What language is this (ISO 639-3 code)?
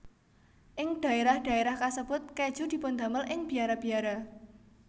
jav